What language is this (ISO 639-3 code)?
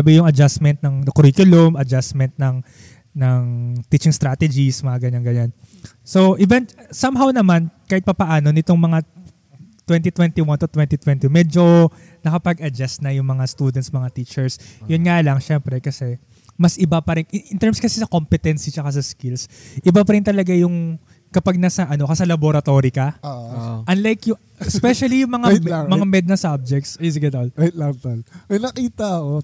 fil